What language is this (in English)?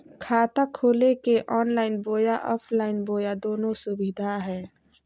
Magahi